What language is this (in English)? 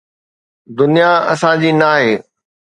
Sindhi